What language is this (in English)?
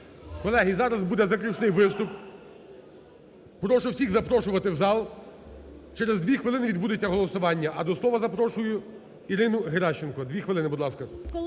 Ukrainian